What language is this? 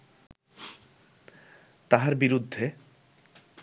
Bangla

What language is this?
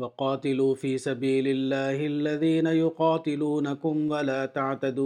Urdu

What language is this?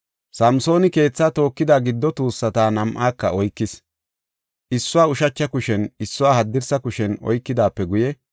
Gofa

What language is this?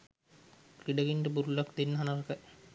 Sinhala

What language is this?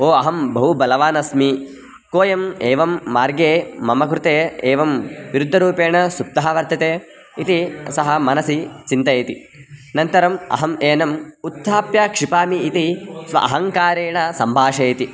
Sanskrit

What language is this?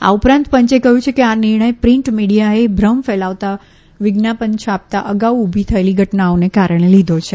Gujarati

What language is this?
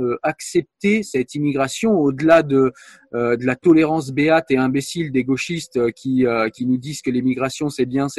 French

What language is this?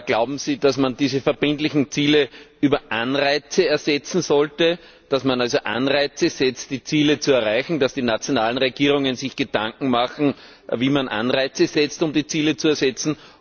German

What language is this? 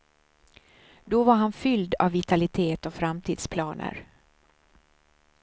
Swedish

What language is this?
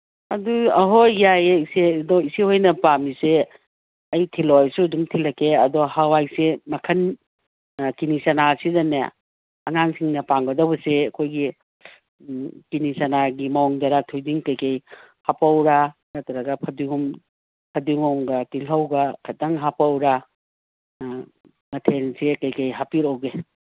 Manipuri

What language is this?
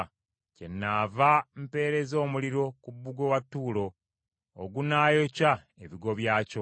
Ganda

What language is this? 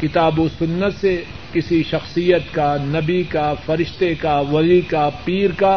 Urdu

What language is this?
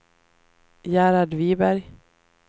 Swedish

